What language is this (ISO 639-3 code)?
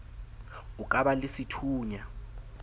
sot